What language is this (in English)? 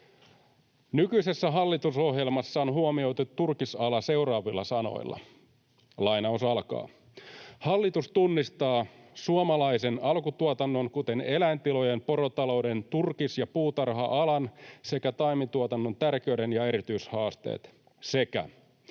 Finnish